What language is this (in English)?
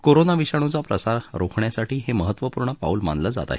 Marathi